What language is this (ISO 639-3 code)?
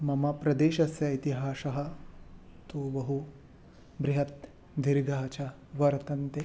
san